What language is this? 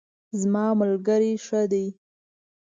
Pashto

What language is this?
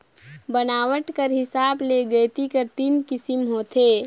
Chhattisgarhi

